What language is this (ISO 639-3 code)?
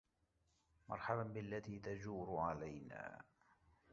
ara